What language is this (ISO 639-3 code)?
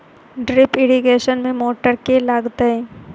mai